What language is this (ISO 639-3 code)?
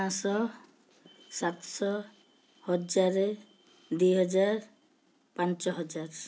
ori